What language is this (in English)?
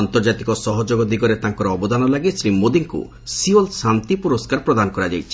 Odia